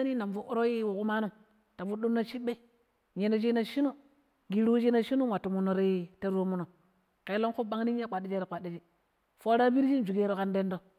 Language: Pero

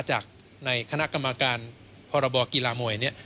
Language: Thai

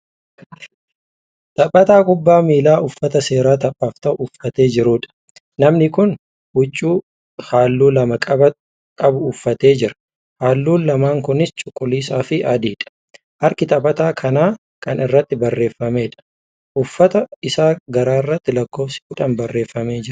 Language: Oromo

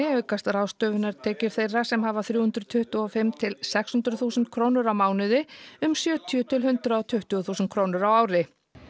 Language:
Icelandic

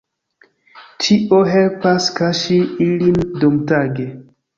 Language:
Esperanto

